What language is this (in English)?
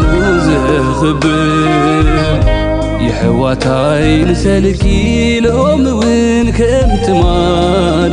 Arabic